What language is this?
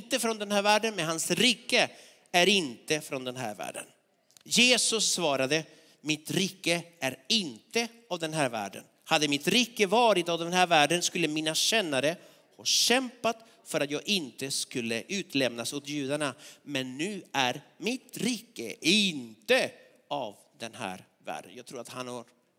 Swedish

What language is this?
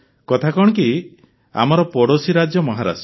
Odia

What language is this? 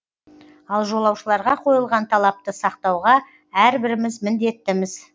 Kazakh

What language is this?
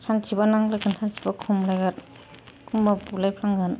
Bodo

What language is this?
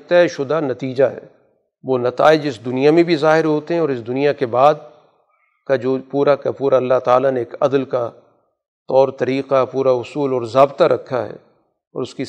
Urdu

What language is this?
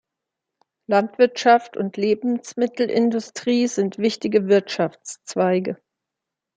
German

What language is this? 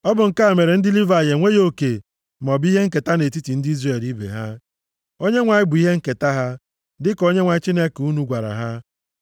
Igbo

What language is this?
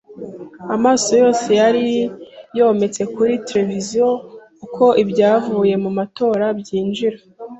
Kinyarwanda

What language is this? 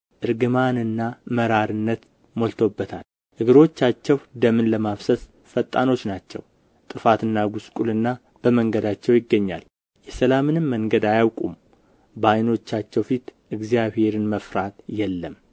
Amharic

